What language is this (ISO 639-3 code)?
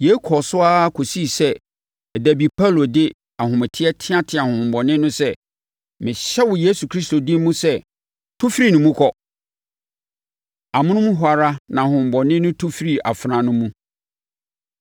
aka